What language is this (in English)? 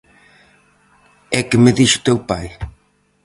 Galician